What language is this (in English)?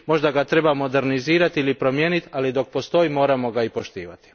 Croatian